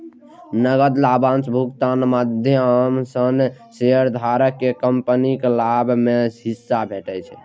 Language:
Maithili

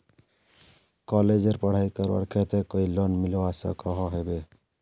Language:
Magahi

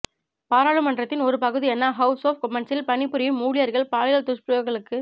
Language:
Tamil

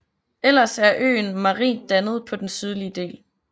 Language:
Danish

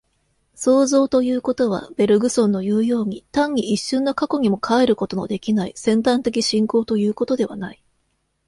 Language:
Japanese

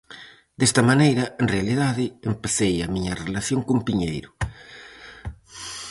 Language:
Galician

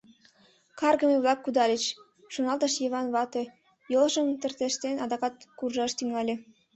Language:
Mari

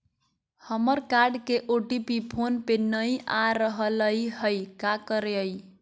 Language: Magahi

